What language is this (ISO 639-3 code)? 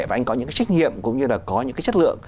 vie